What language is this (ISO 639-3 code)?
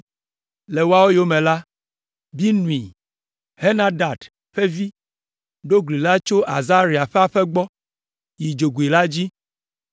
ewe